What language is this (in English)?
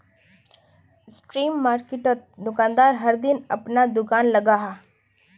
Magahi